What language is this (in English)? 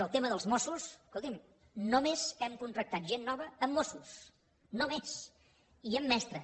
Catalan